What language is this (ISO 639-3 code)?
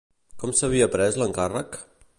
cat